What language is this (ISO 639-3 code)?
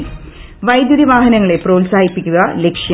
mal